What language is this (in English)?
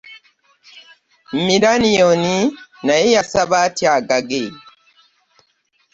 Ganda